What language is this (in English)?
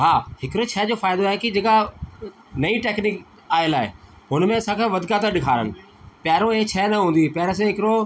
Sindhi